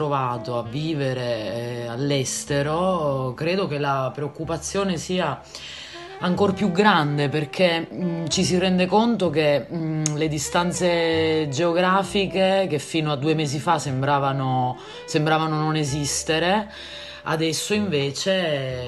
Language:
Italian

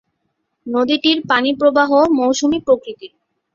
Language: Bangla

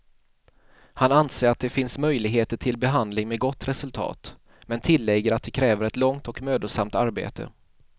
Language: Swedish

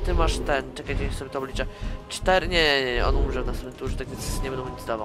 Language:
Polish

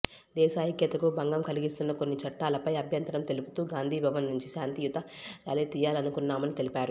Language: Telugu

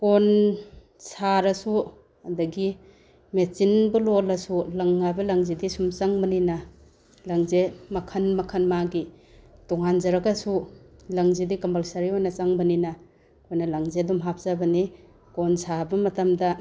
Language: Manipuri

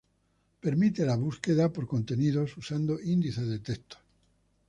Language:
Spanish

